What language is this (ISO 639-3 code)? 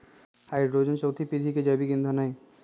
mag